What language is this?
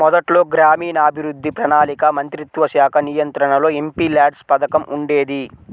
Telugu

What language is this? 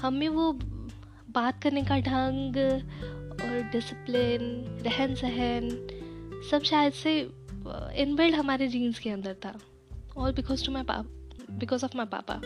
Hindi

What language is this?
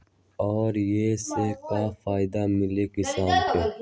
Magahi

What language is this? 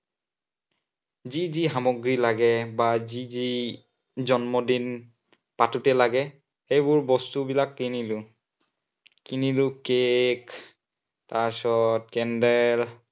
Assamese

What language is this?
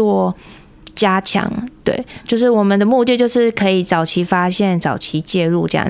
Chinese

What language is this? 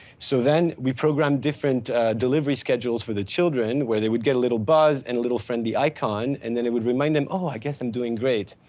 English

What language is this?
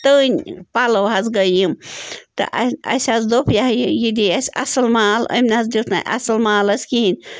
Kashmiri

